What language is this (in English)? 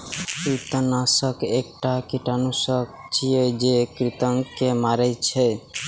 Maithili